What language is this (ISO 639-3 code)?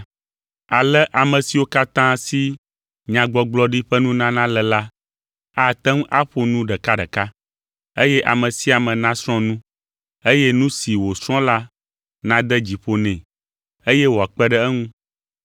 ewe